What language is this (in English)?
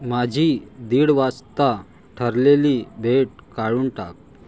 Marathi